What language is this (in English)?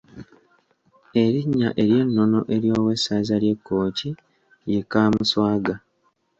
Ganda